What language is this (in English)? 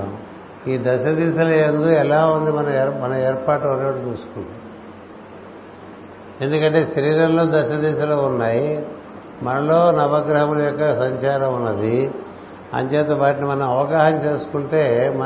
Telugu